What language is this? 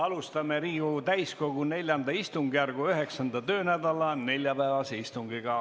Estonian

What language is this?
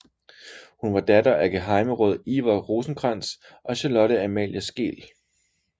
Danish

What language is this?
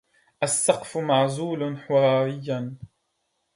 Arabic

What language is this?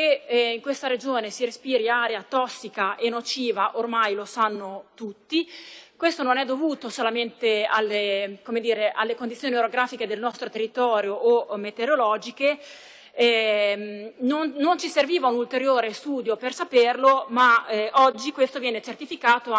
Italian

